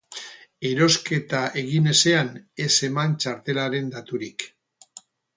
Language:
Basque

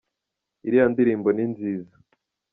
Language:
Kinyarwanda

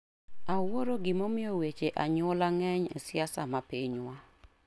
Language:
Luo (Kenya and Tanzania)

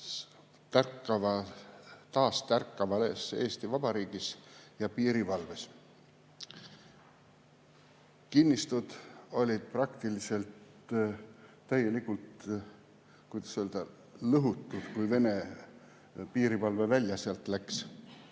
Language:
Estonian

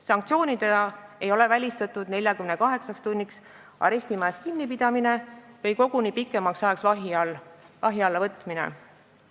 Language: Estonian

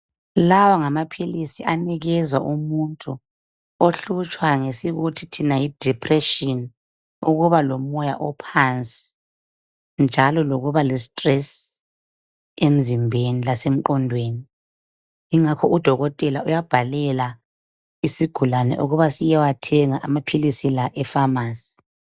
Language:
North Ndebele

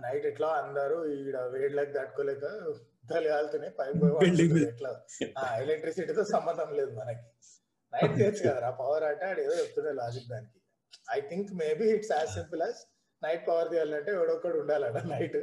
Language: Telugu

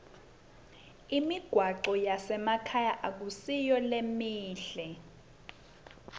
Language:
Swati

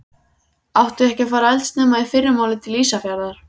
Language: Icelandic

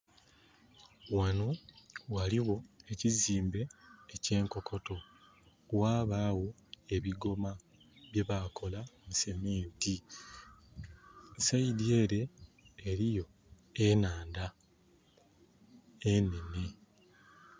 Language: Soga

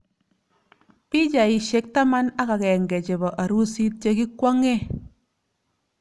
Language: Kalenjin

